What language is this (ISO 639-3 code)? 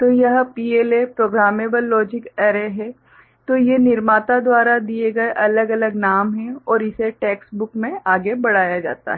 hin